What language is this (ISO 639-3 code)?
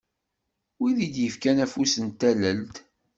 kab